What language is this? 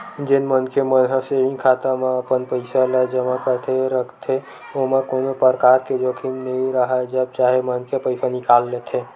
Chhattisgarhi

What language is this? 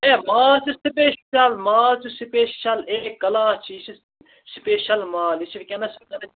Kashmiri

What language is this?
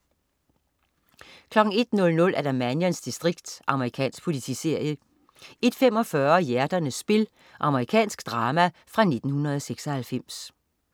Danish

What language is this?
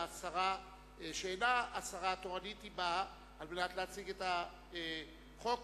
Hebrew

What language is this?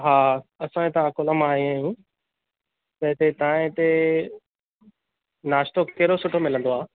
Sindhi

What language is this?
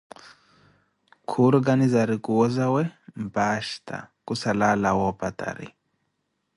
Koti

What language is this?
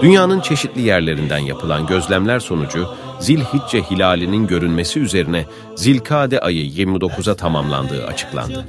Turkish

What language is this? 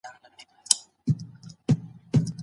Pashto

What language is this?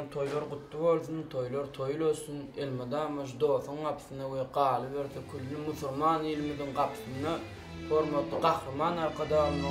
Romanian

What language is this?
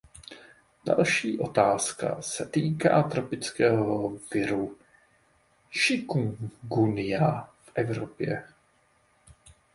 Czech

